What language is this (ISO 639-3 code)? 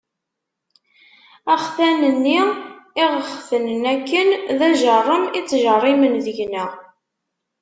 kab